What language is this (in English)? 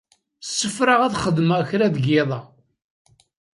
Kabyle